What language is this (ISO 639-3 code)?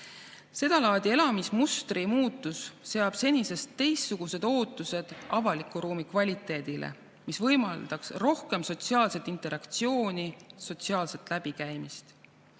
est